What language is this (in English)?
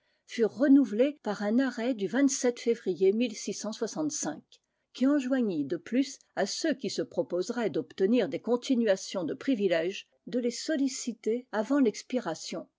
French